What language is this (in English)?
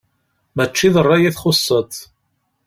Kabyle